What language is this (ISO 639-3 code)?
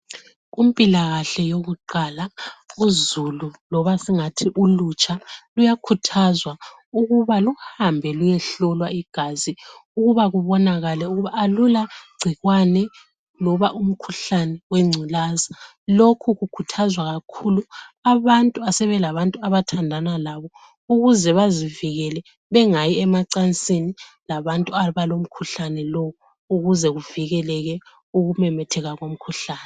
nde